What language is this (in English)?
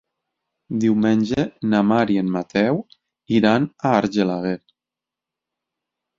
Catalan